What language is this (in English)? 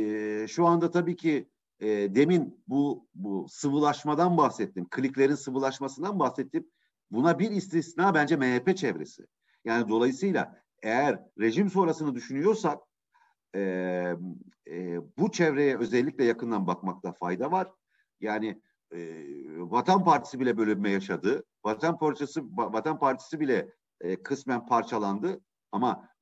Turkish